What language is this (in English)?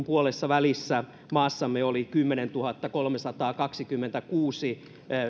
Finnish